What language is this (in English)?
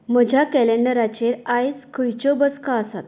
Konkani